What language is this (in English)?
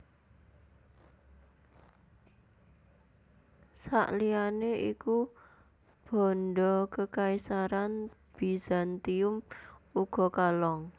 Javanese